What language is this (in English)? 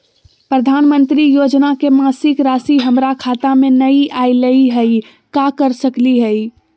Magahi